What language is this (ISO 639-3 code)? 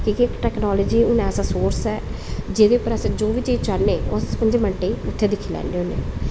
doi